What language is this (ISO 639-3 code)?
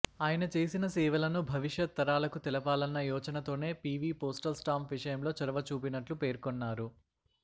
tel